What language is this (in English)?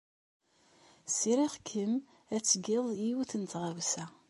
Kabyle